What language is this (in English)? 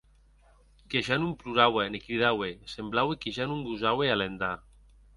Occitan